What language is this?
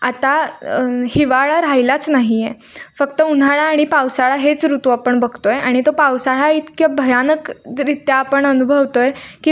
Marathi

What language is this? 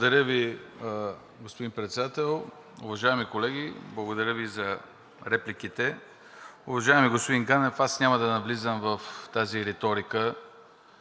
Bulgarian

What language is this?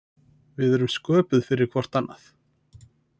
Icelandic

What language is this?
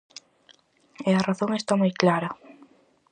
Galician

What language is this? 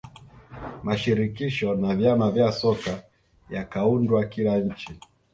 Swahili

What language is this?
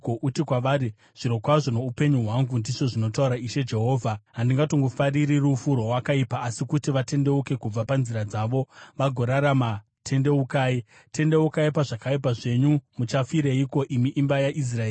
Shona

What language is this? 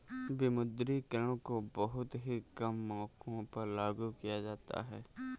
Hindi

